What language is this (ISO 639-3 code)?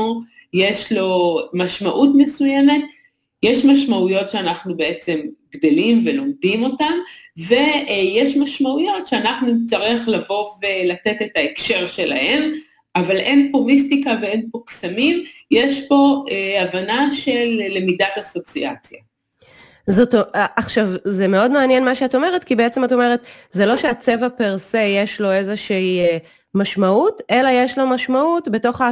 heb